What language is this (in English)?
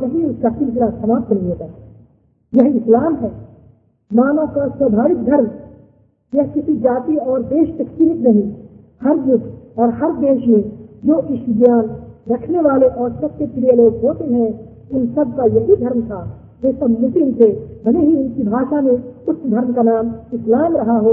Hindi